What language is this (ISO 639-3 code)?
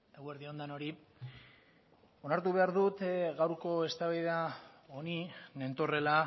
eus